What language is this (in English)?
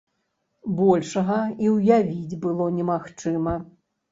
Belarusian